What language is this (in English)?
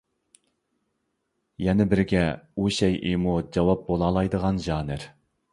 Uyghur